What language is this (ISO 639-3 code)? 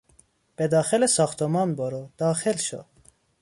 fas